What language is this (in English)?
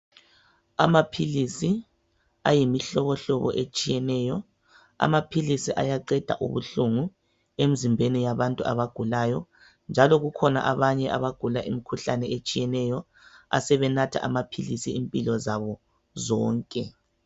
North Ndebele